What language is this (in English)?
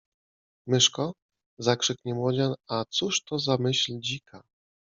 Polish